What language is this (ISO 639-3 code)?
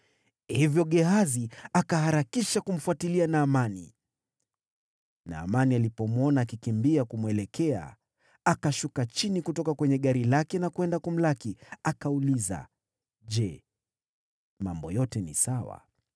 swa